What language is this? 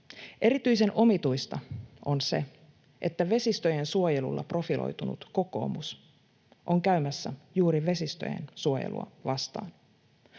Finnish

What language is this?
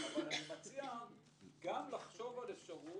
Hebrew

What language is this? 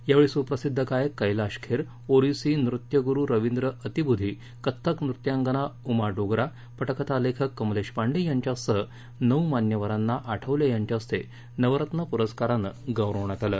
Marathi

